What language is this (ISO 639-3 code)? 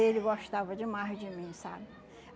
por